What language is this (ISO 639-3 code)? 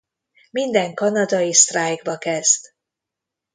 hun